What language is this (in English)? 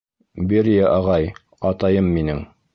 Bashkir